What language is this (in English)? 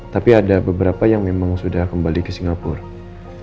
Indonesian